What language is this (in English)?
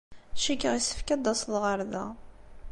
Kabyle